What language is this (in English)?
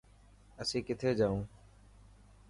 Dhatki